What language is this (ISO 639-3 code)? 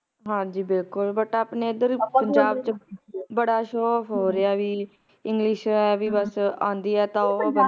pan